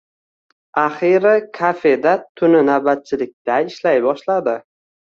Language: Uzbek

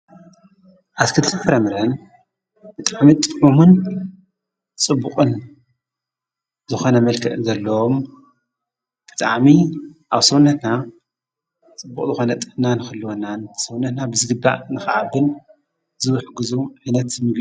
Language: Tigrinya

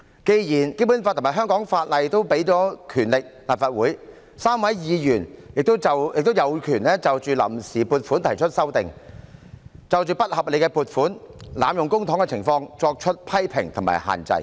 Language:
Cantonese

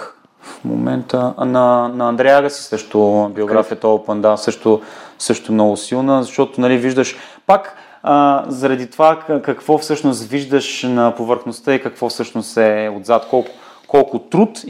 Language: Bulgarian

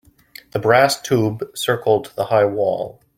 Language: English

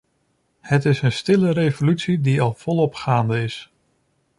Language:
Dutch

